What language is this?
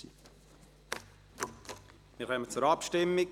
Swiss German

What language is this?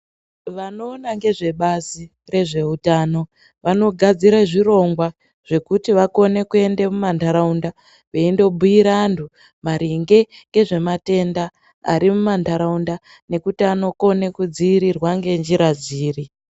Ndau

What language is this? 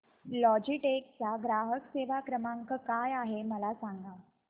Marathi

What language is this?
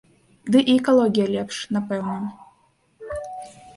Belarusian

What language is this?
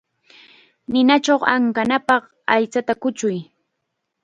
Chiquián Ancash Quechua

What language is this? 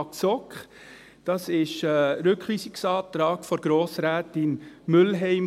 Swiss German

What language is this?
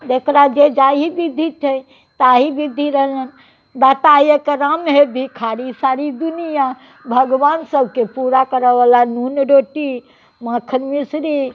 Maithili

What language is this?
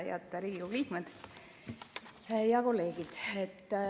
Estonian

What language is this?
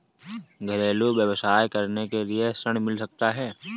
Hindi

